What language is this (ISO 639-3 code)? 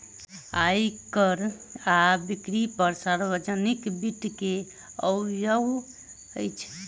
mai